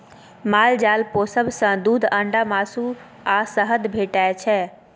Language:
Maithili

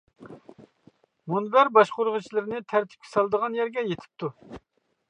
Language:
Uyghur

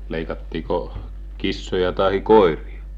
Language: Finnish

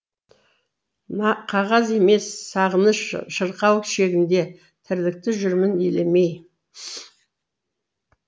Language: Kazakh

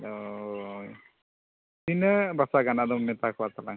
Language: Santali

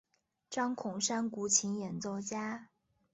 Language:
Chinese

